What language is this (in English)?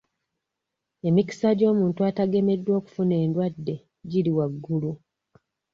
Ganda